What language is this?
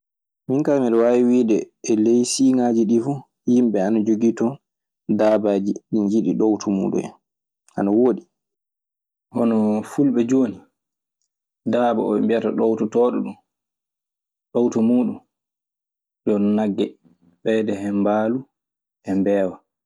Maasina Fulfulde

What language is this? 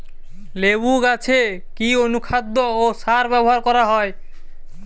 Bangla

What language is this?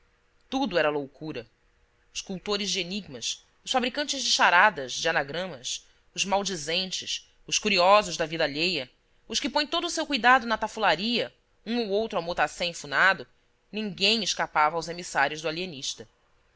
Portuguese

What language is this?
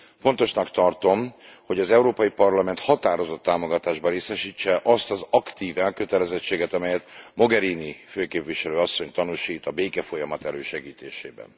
Hungarian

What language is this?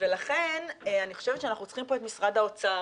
Hebrew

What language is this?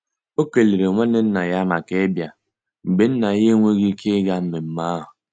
Igbo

